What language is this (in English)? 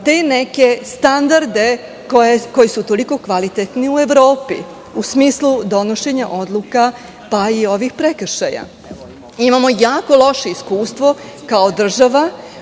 Serbian